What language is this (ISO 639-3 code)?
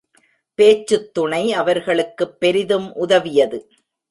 tam